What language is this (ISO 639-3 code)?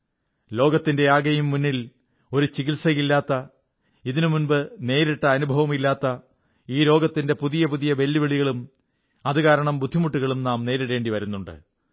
mal